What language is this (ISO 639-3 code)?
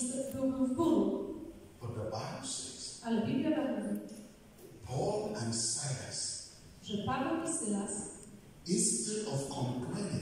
pol